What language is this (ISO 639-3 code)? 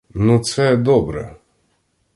ukr